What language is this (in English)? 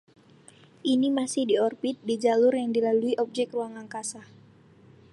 Indonesian